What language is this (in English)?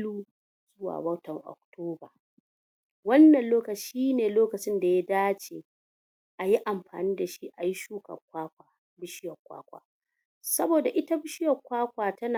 Hausa